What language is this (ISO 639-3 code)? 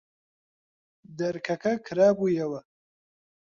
ckb